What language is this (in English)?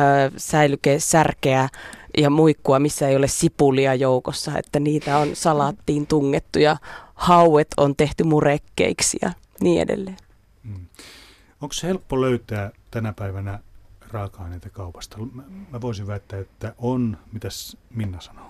Finnish